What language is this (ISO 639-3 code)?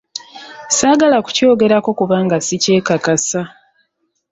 lug